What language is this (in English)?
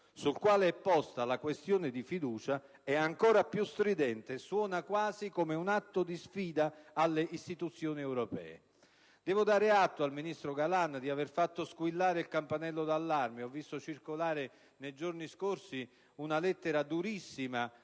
Italian